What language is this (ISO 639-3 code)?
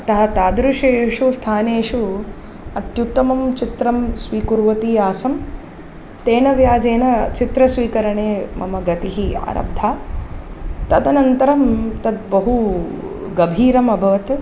san